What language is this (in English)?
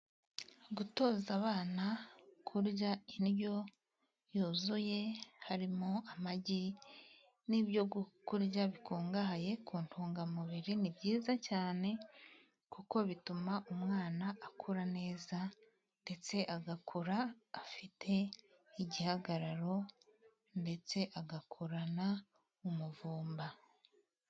Kinyarwanda